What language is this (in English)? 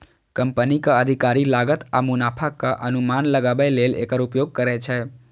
Maithili